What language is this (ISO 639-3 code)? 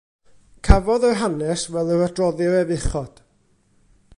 cym